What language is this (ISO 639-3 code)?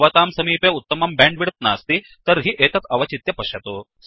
san